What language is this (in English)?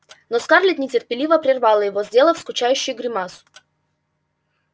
Russian